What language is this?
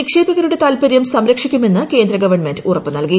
Malayalam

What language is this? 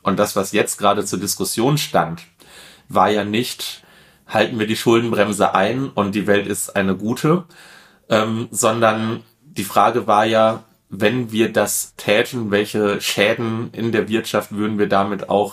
German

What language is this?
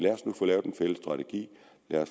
Danish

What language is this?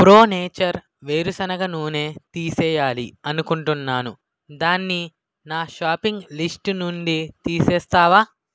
Telugu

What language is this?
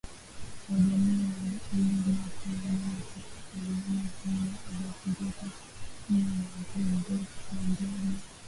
Swahili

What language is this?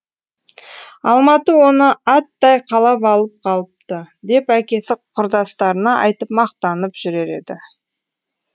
Kazakh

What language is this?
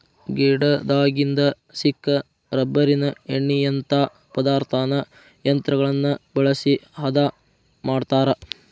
Kannada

